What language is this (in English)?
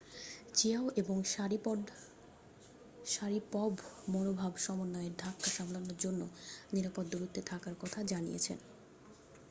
Bangla